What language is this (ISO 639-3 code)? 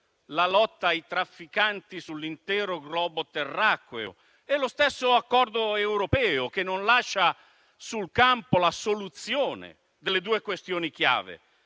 ita